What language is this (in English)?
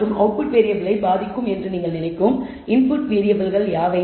Tamil